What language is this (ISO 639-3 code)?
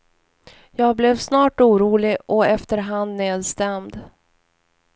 swe